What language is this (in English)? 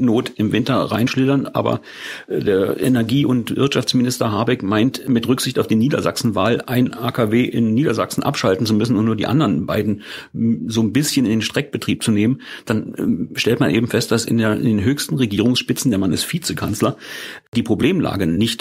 German